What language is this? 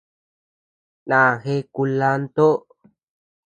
Tepeuxila Cuicatec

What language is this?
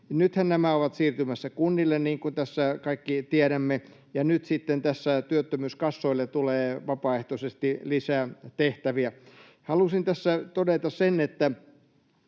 Finnish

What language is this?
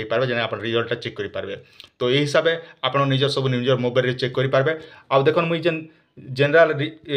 Gujarati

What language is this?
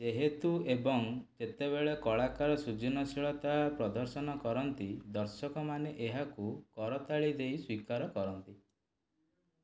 Odia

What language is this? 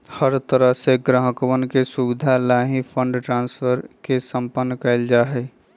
Magahi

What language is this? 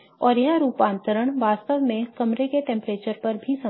Hindi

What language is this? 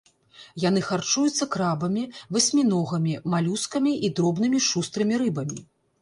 Belarusian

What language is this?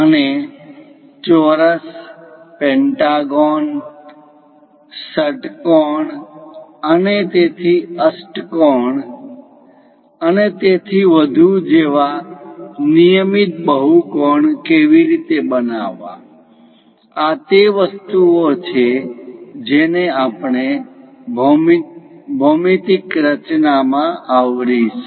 Gujarati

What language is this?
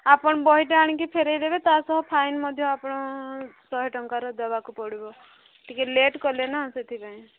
Odia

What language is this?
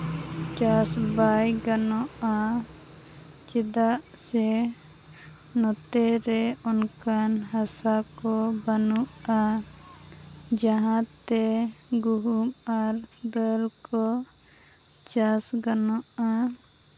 Santali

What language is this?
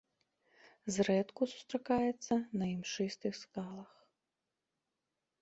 Belarusian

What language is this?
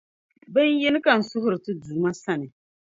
Dagbani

